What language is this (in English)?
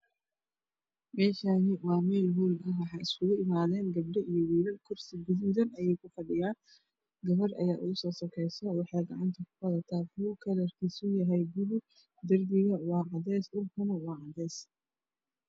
Somali